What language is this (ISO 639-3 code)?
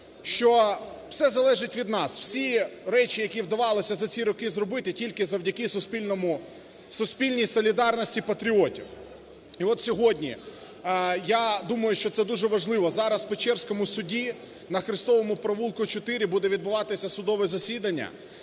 ukr